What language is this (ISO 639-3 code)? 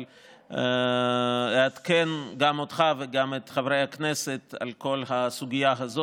heb